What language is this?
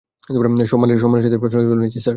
Bangla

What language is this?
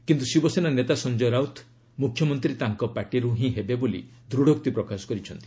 Odia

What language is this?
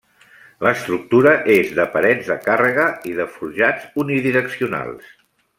Catalan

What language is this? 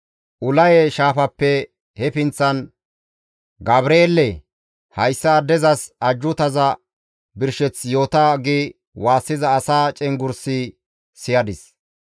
Gamo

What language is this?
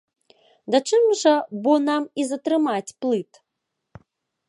Belarusian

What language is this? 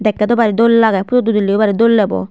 Chakma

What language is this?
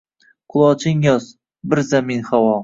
Uzbek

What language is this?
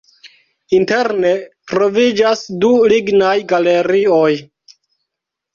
Esperanto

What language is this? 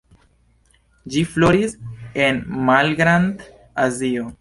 Esperanto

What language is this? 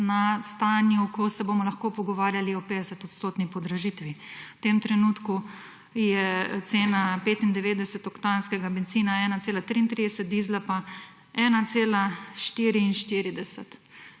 Slovenian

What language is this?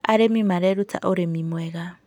Kikuyu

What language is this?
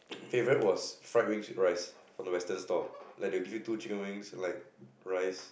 English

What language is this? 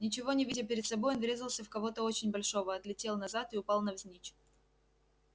Russian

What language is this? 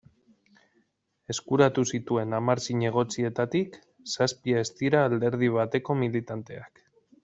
Basque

